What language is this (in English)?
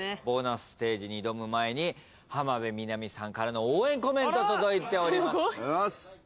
Japanese